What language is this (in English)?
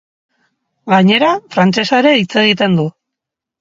Basque